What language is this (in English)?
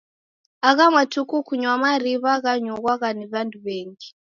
Taita